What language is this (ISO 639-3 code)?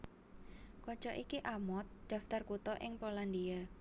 jav